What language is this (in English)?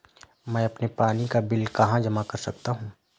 Hindi